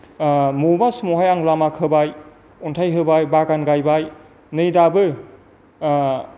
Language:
Bodo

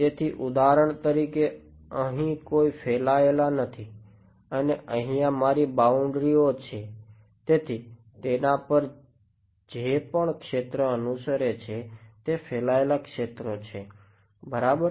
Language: Gujarati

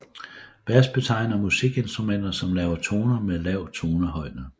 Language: Danish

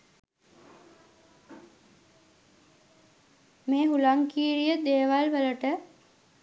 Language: Sinhala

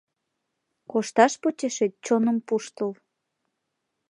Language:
Mari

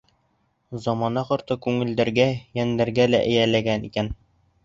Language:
Bashkir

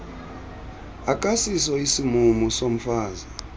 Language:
Xhosa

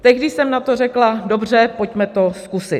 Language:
Czech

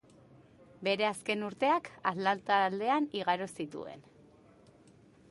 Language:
Basque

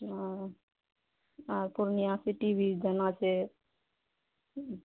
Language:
Maithili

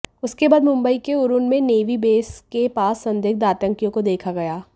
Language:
Hindi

